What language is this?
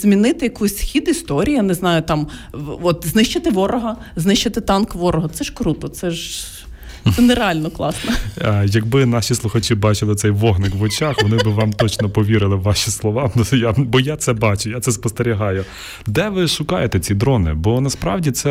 Ukrainian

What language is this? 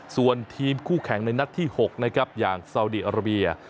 Thai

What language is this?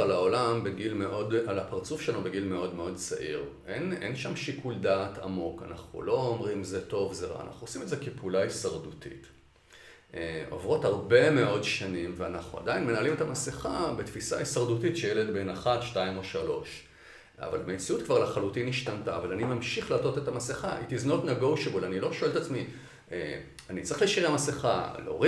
Hebrew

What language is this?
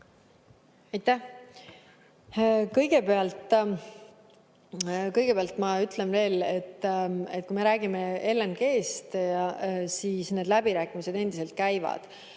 Estonian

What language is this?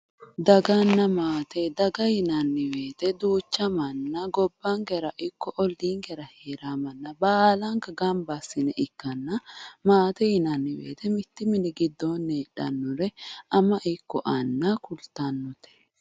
Sidamo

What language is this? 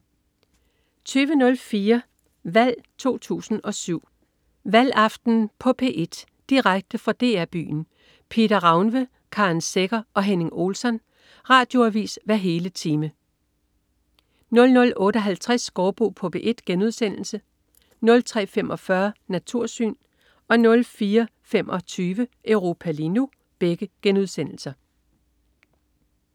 Danish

